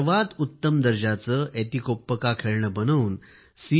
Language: Marathi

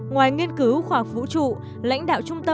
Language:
Vietnamese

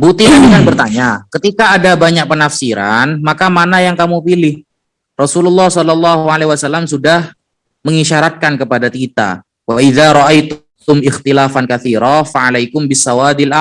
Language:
Indonesian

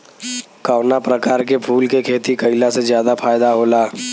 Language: Bhojpuri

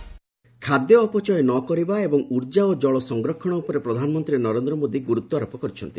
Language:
Odia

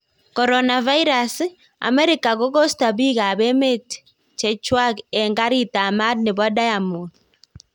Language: Kalenjin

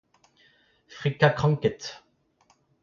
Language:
Breton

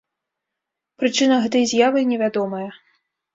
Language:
Belarusian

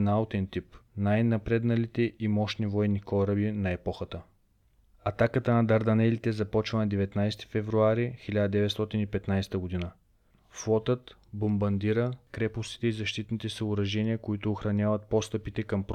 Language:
Bulgarian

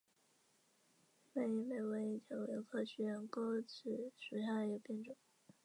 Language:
Chinese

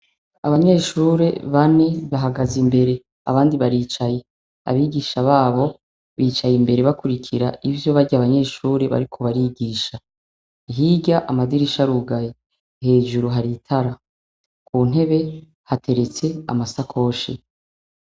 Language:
Rundi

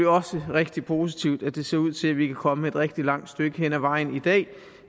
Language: Danish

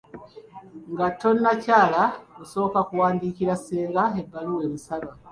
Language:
Ganda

